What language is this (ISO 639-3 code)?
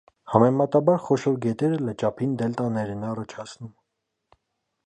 hye